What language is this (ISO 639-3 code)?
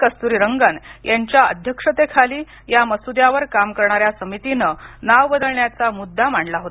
mar